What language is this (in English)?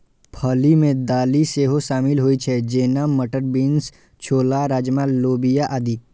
Maithili